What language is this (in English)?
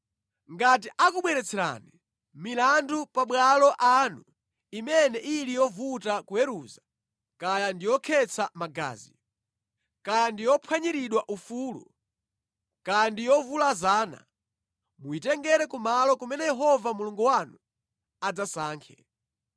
Nyanja